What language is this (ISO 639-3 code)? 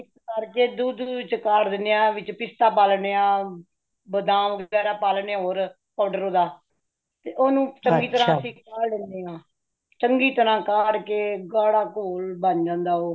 pan